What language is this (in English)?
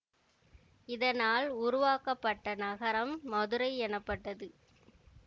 Tamil